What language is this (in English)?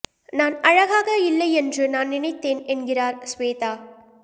Tamil